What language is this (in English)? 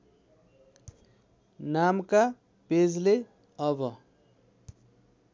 Nepali